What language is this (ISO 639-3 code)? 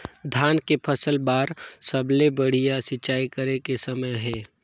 hne